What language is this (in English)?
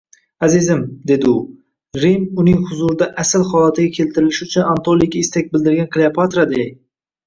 Uzbek